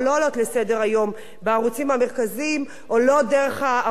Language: Hebrew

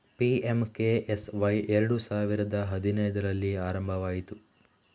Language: Kannada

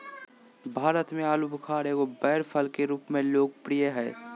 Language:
Magahi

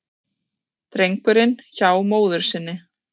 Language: Icelandic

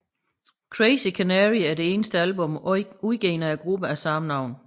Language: Danish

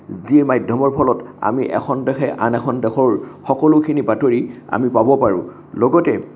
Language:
Assamese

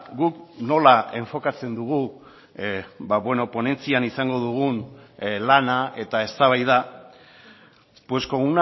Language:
Basque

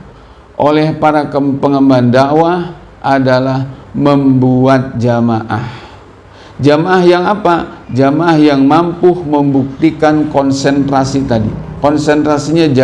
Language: Indonesian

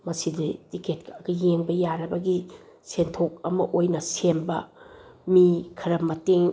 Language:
Manipuri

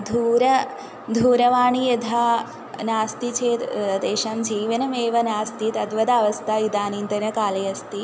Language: Sanskrit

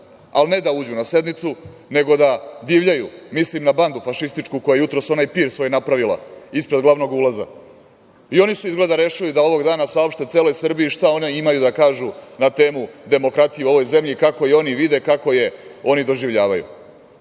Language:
Serbian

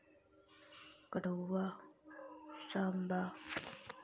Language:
Dogri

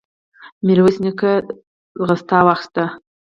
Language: Pashto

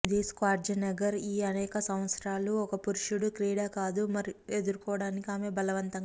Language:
Telugu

